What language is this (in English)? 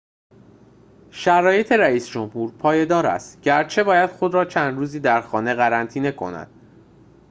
Persian